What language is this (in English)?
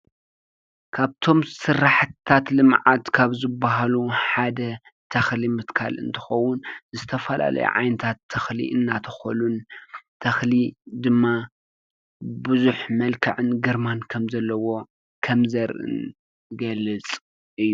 Tigrinya